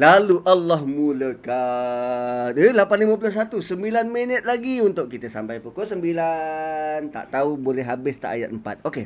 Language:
Malay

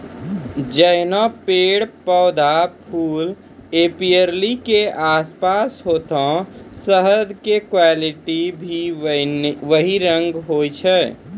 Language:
Maithili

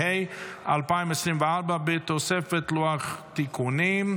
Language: Hebrew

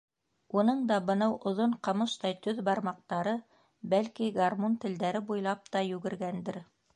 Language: Bashkir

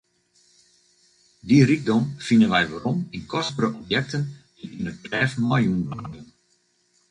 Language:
Western Frisian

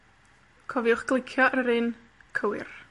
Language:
Welsh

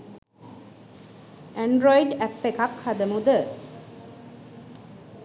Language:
Sinhala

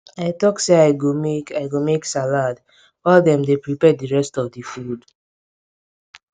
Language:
Nigerian Pidgin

